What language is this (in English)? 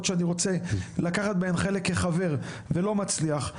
Hebrew